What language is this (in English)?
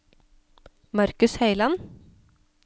Norwegian